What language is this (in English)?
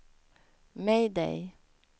Swedish